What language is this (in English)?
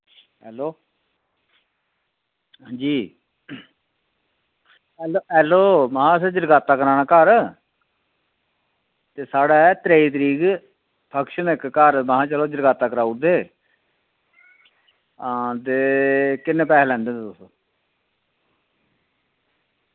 Dogri